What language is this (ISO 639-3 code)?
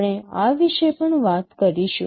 guj